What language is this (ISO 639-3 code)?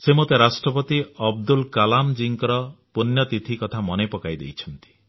ori